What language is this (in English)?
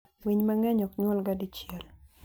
Luo (Kenya and Tanzania)